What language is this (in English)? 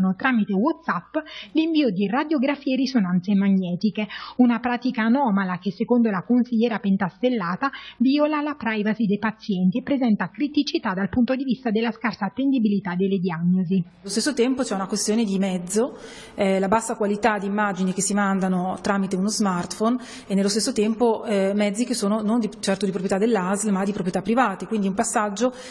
Italian